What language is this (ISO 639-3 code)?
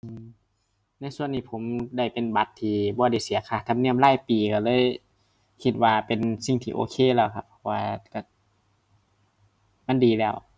tha